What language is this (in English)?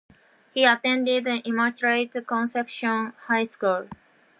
English